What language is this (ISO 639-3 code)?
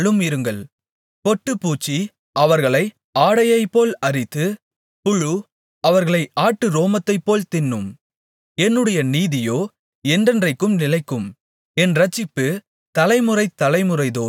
tam